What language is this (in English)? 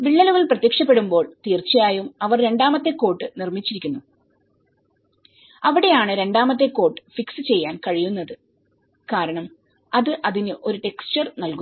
Malayalam